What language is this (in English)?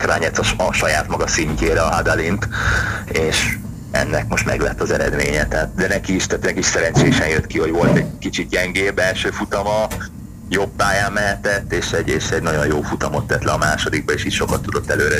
Hungarian